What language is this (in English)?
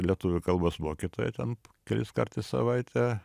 Lithuanian